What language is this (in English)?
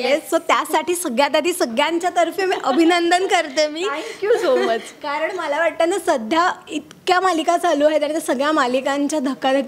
Marathi